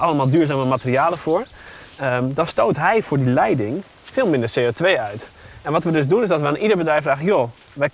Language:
Dutch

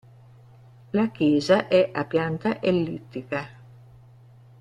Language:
Italian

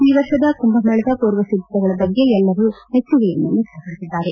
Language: Kannada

